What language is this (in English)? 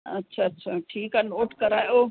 Sindhi